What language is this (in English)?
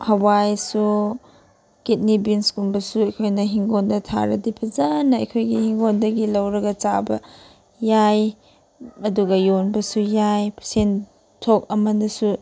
Manipuri